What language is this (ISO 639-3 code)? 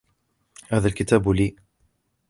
ara